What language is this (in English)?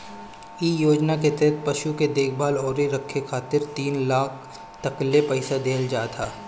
Bhojpuri